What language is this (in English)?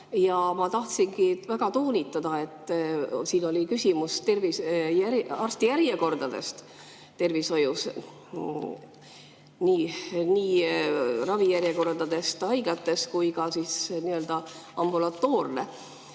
Estonian